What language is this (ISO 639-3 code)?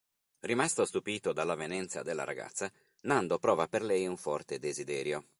ita